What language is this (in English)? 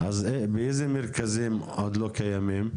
Hebrew